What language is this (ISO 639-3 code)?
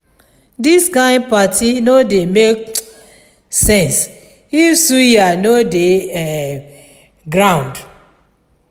pcm